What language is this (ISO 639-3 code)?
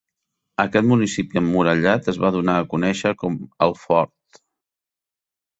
cat